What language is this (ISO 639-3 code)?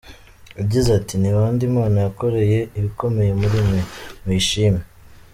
kin